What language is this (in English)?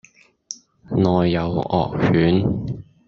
Cantonese